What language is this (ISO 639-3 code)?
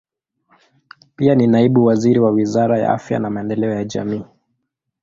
swa